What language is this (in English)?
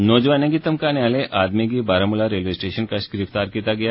Dogri